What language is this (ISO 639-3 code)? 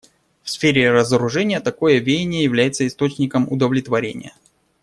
rus